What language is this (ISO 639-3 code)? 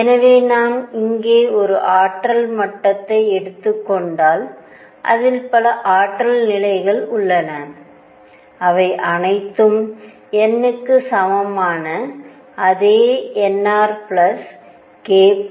tam